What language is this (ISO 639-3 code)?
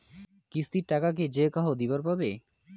ben